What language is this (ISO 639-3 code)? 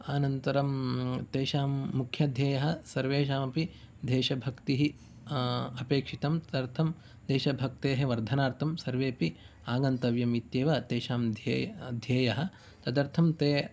san